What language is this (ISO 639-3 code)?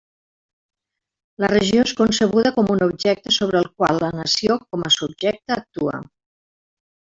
cat